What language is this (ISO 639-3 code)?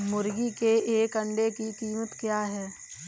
hin